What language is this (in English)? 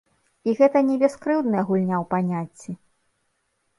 Belarusian